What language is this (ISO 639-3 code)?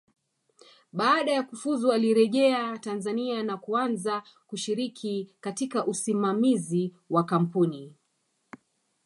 swa